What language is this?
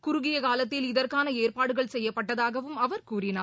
Tamil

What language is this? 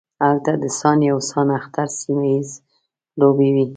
Pashto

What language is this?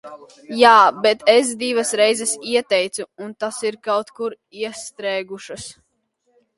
Latvian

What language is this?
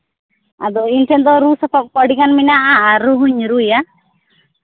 Santali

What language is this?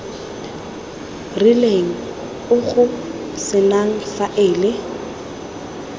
Tswana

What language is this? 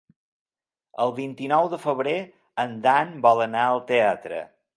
Catalan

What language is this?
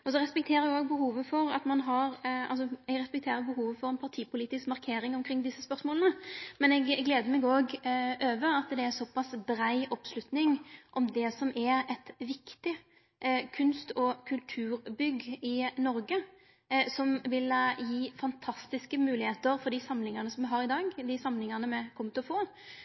Norwegian Nynorsk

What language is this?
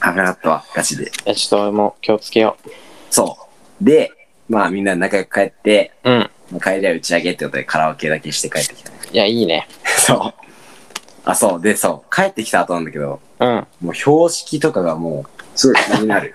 Japanese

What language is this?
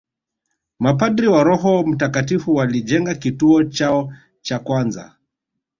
Swahili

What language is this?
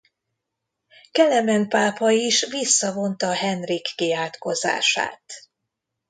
Hungarian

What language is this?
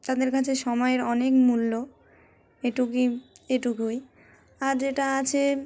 Bangla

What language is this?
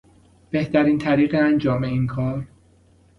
Persian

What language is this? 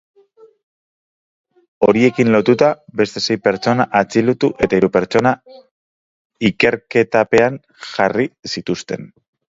Basque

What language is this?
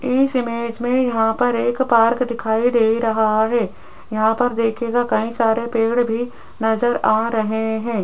Hindi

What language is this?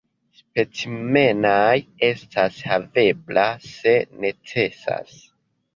Esperanto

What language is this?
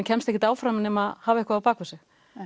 Icelandic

